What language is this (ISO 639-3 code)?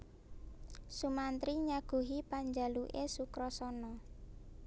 jav